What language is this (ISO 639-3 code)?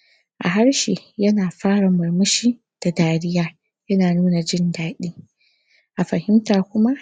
hau